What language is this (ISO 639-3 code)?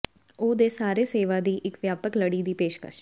pan